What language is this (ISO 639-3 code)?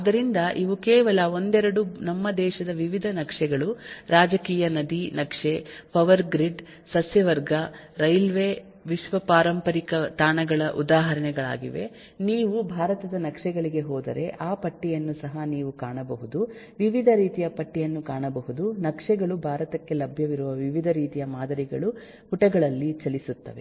kan